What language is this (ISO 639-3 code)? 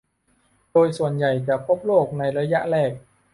tha